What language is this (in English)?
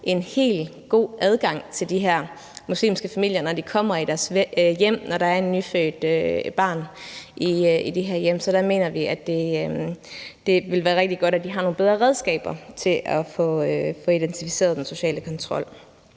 Danish